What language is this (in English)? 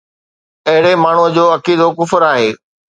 Sindhi